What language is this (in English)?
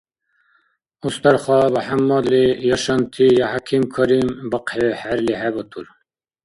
Dargwa